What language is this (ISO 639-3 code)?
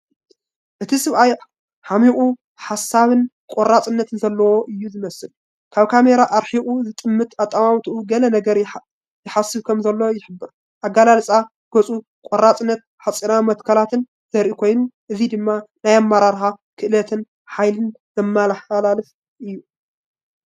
tir